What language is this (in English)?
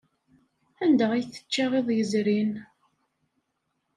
Kabyle